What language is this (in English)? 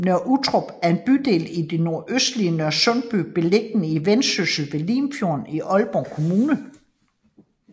Danish